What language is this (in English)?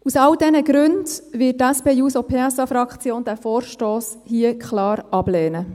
Swiss German